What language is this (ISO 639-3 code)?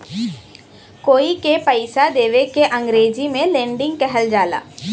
bho